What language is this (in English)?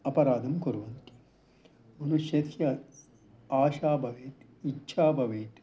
Sanskrit